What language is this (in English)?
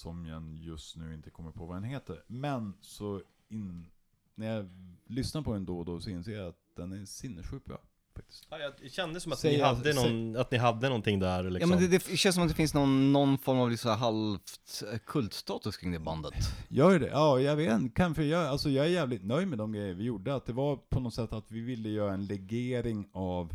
Swedish